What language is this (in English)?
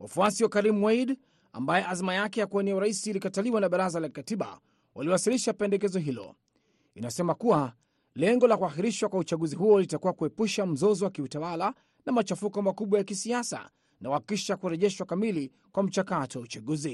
Swahili